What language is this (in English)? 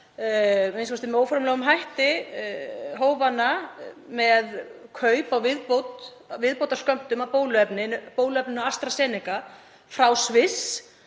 Icelandic